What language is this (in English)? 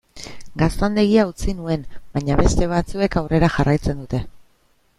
Basque